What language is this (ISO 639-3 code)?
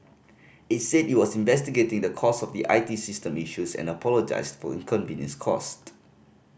eng